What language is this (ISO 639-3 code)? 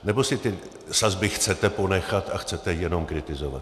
ces